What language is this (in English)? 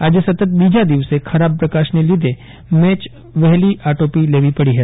Gujarati